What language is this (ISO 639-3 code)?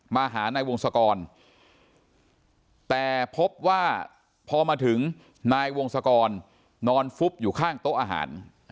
tha